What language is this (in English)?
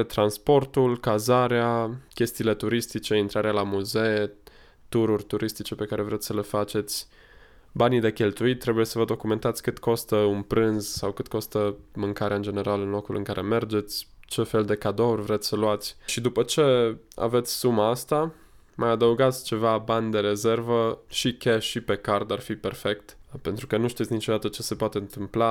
Romanian